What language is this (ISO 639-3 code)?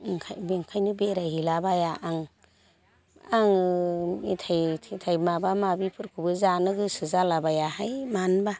brx